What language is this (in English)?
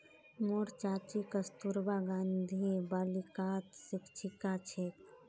Magahi